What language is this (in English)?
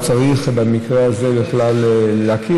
Hebrew